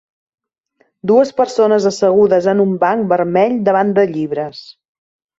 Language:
Catalan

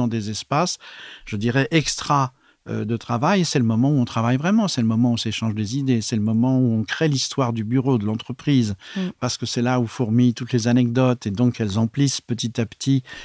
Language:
French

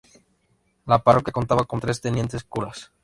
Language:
Spanish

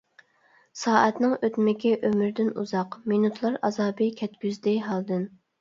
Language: Uyghur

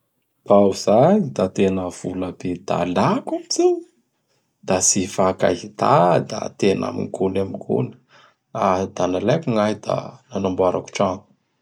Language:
Bara Malagasy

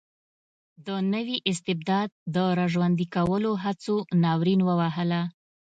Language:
Pashto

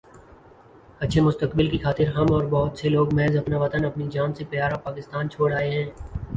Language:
Urdu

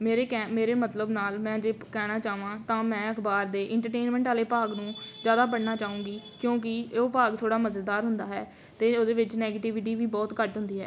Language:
Punjabi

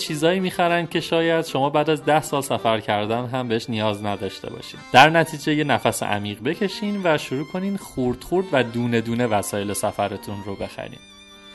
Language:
Persian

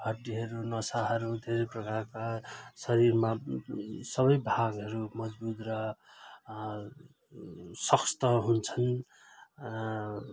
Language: Nepali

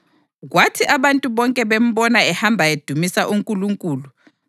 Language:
North Ndebele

